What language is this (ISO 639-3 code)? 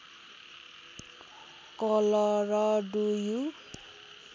nep